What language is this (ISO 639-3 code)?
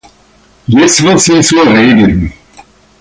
deu